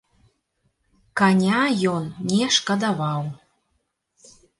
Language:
Belarusian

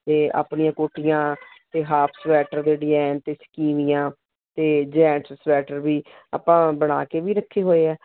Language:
Punjabi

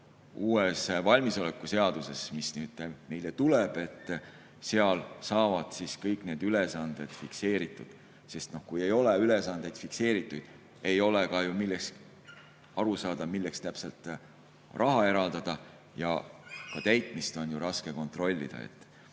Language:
Estonian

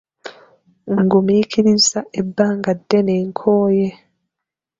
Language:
Ganda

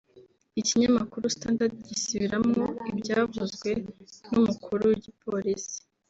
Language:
Kinyarwanda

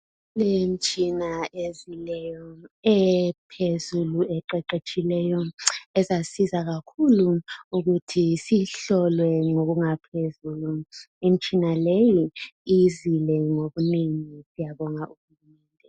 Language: North Ndebele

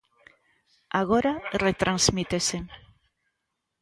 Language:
Galician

